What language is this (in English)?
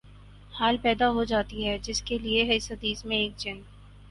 Urdu